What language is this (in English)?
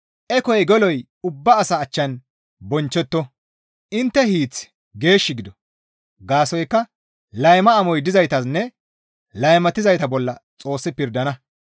Gamo